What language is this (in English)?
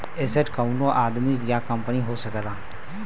Bhojpuri